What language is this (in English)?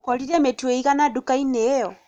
Kikuyu